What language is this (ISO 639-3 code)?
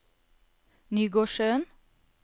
nor